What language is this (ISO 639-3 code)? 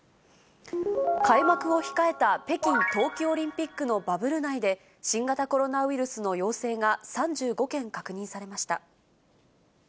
jpn